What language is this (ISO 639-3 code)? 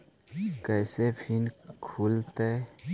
mag